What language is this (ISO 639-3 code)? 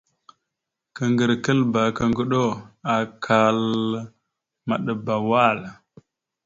mxu